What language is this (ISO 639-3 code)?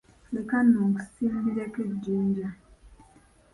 lug